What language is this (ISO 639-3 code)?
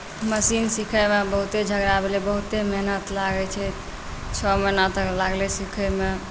mai